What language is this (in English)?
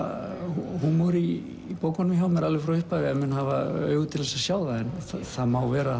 Icelandic